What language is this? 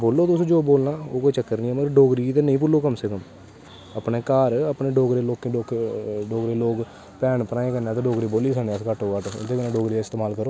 Dogri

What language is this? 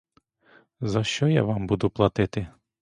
Ukrainian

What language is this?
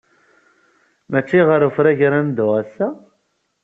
Kabyle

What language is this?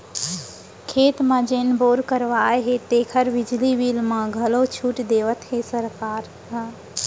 Chhattisgarhi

